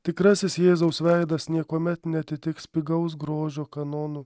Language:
Lithuanian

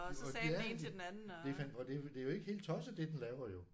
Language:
Danish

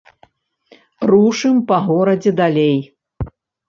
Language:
Belarusian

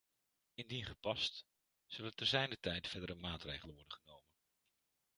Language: Dutch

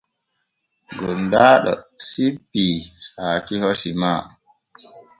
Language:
Borgu Fulfulde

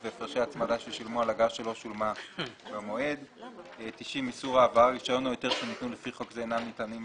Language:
Hebrew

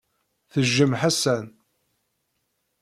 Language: Kabyle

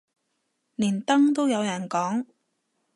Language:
Cantonese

